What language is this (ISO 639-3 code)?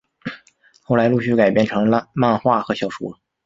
zho